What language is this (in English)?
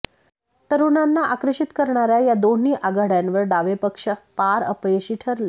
Marathi